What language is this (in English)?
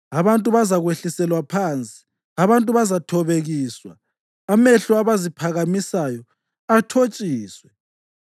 North Ndebele